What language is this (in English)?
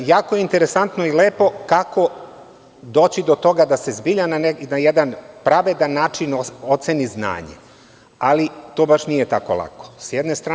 Serbian